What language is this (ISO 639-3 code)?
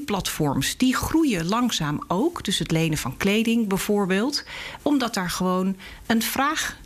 nld